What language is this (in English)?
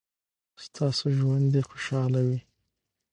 Pashto